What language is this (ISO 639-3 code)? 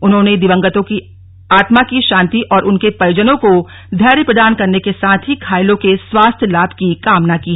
hin